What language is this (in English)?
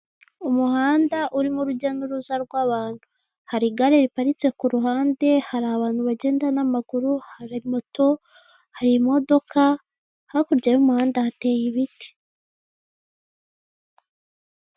Kinyarwanda